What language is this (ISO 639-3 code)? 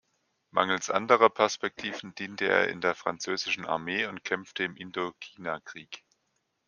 deu